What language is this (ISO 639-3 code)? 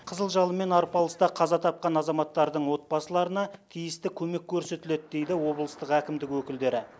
kaz